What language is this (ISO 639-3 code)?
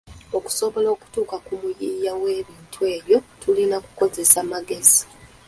lug